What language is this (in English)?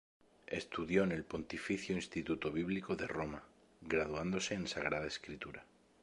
Spanish